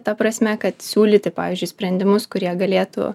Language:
Lithuanian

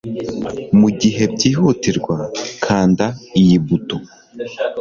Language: Kinyarwanda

